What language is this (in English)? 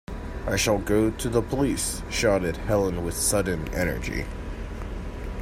English